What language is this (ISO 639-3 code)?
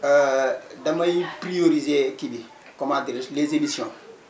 wol